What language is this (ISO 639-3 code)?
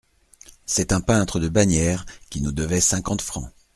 fra